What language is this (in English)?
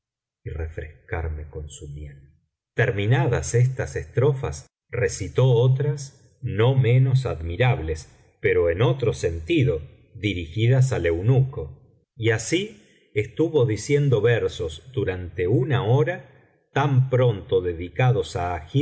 Spanish